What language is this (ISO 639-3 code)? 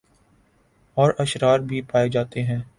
urd